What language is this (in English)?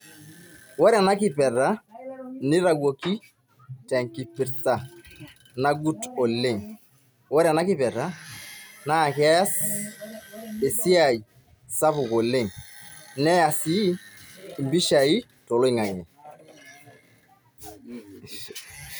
Masai